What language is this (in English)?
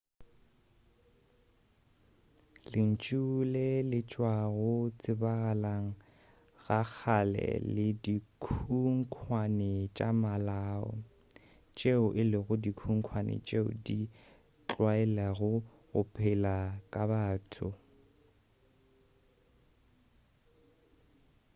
Northern Sotho